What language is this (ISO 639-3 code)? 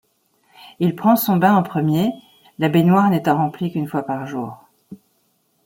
fra